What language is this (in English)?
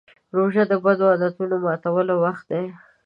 Pashto